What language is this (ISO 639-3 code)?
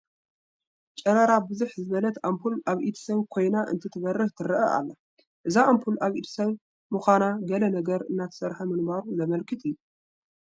tir